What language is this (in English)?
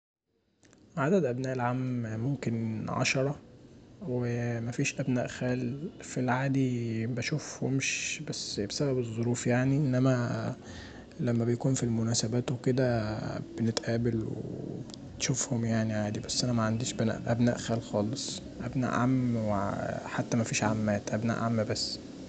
Egyptian Arabic